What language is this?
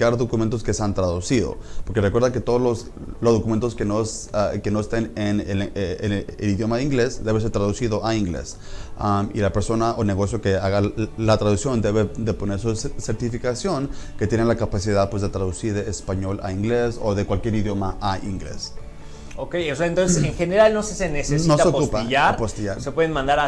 Spanish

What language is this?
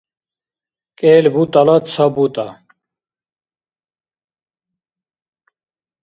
Dargwa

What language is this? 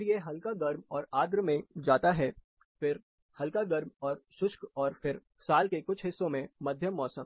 Hindi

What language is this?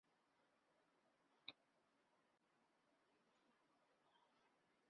Chinese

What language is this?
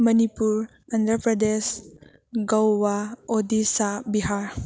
Manipuri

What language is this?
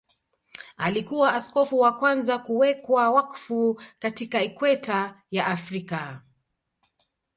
Swahili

